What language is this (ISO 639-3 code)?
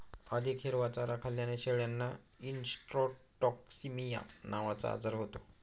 mar